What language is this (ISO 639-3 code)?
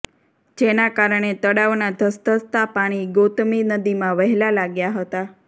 guj